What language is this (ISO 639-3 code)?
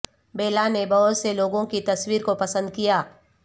urd